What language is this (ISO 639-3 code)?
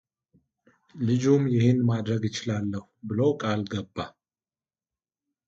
amh